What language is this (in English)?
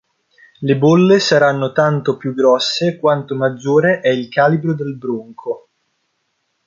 Italian